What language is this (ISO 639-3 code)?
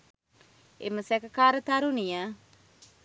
sin